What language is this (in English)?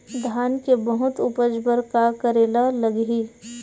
Chhattisgarhi